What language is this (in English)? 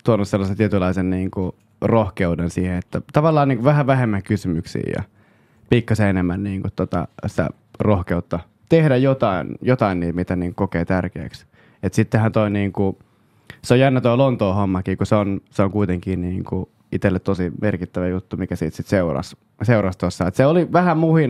Finnish